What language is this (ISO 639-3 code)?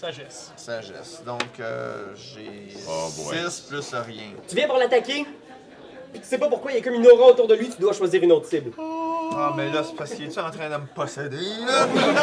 fra